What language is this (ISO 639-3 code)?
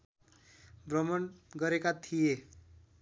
nep